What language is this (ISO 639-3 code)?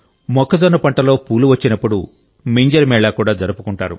tel